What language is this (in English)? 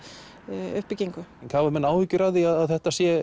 Icelandic